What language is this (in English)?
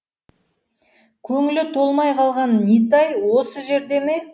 Kazakh